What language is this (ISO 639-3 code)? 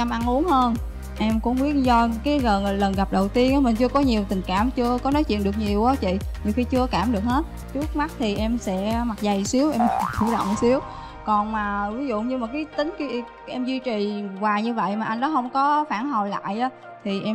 vie